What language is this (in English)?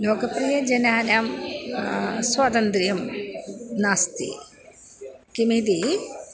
Sanskrit